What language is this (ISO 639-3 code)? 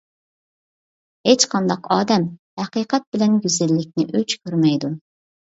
uig